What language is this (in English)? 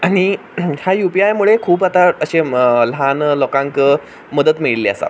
Konkani